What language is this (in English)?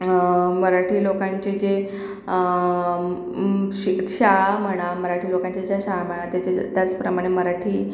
Marathi